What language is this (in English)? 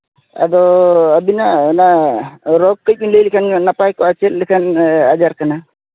Santali